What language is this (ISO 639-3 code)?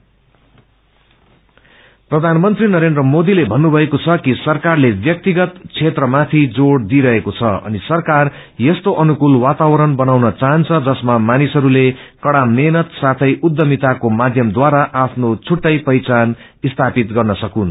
nep